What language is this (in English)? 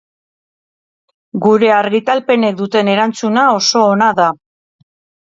Basque